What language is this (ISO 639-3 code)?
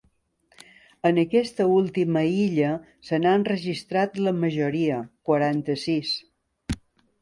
cat